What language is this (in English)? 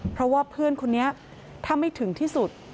Thai